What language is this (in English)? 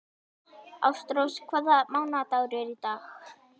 Icelandic